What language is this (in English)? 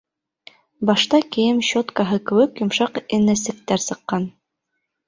Bashkir